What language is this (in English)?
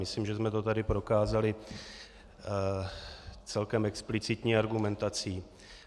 Czech